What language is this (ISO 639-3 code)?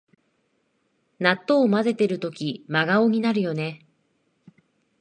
jpn